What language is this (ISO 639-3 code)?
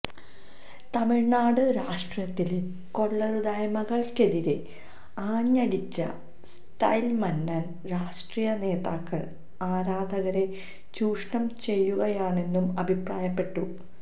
mal